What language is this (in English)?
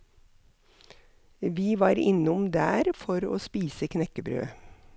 Norwegian